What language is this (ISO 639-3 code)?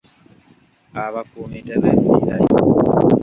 lug